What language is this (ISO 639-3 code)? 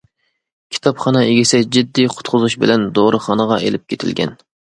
uig